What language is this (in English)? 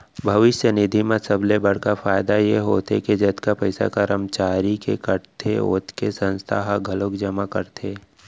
Chhattisgarhi